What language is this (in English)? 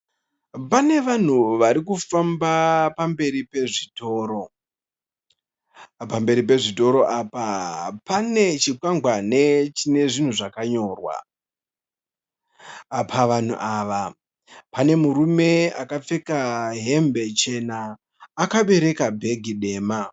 Shona